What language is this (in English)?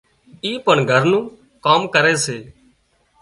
Wadiyara Koli